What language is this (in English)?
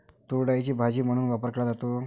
Marathi